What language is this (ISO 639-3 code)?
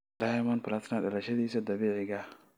som